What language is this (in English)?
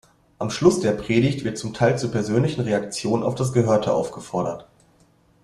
German